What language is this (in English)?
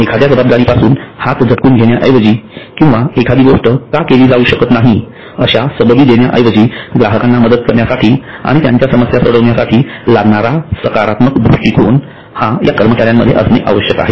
Marathi